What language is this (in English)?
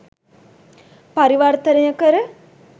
Sinhala